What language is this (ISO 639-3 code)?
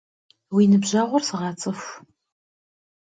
kbd